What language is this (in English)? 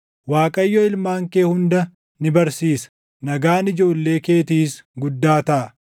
Oromo